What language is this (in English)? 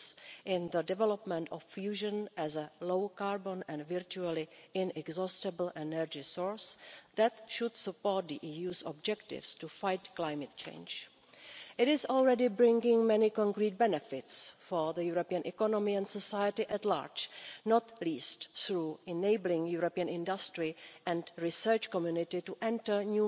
English